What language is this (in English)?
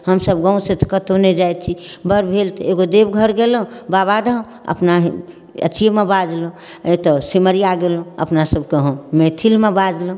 Maithili